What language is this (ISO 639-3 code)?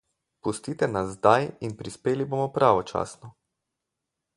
slv